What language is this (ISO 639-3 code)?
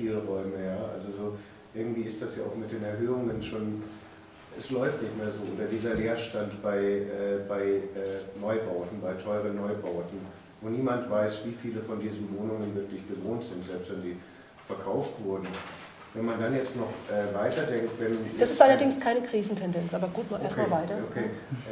deu